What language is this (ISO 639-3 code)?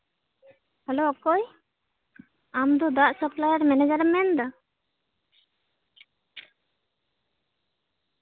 sat